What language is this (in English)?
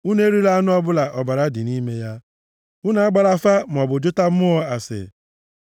Igbo